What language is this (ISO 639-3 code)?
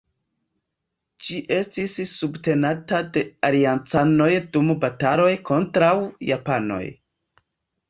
epo